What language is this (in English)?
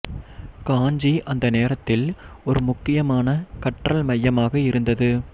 Tamil